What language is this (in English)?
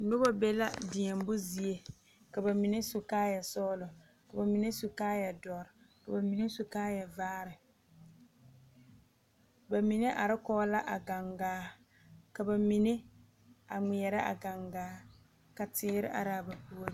Southern Dagaare